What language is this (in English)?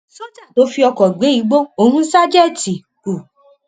Yoruba